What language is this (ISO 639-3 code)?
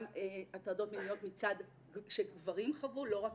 heb